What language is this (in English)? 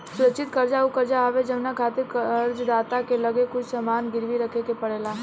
Bhojpuri